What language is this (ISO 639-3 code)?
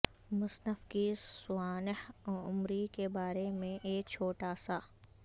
urd